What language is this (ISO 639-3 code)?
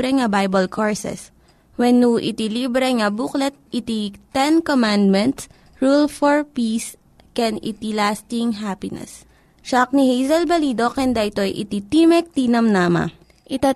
fil